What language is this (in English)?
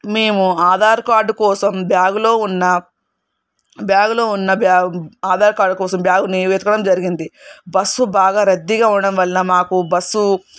Telugu